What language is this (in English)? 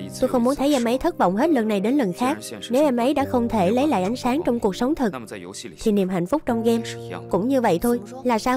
Vietnamese